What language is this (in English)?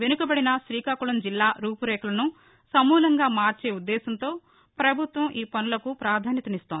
Telugu